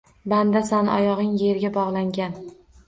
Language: Uzbek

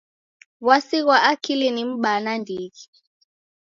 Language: Taita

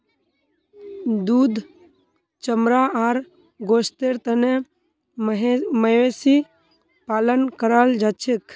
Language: Magahi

